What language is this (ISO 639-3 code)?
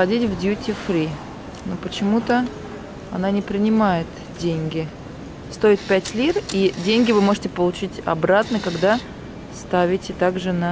rus